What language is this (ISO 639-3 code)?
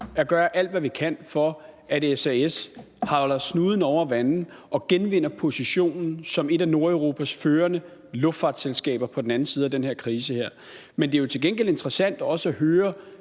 dan